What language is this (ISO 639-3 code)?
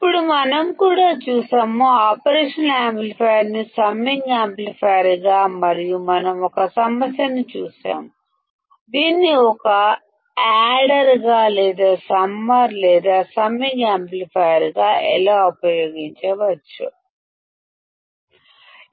tel